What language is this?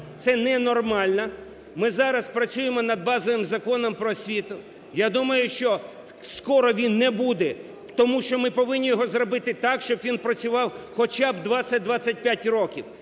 Ukrainian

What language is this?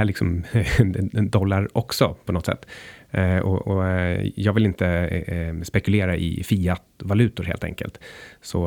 Swedish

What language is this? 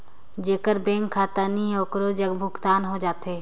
Chhattisgarhi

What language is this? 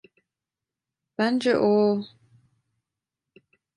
Turkish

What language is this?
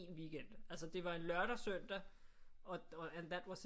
Danish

